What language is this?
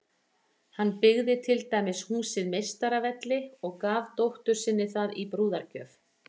Icelandic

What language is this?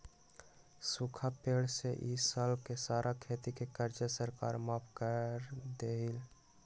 Magahi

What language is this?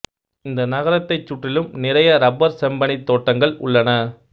Tamil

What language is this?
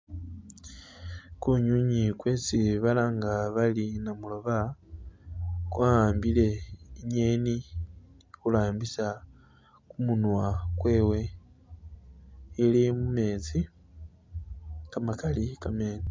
Masaaba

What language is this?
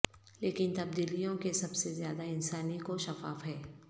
Urdu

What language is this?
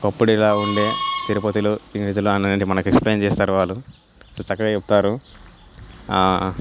Telugu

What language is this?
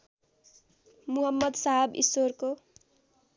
Nepali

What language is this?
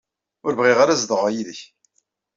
Kabyle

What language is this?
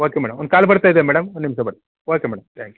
Kannada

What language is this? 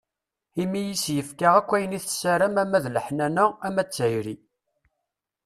Kabyle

